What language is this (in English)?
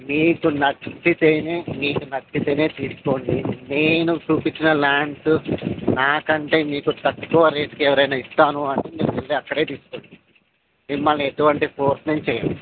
Telugu